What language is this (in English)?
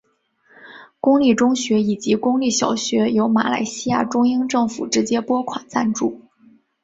Chinese